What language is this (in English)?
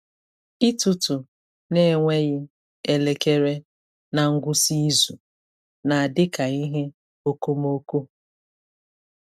Igbo